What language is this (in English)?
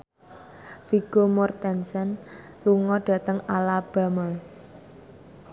Javanese